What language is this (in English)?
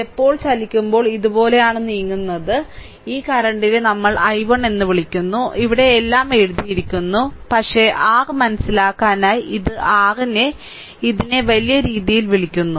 Malayalam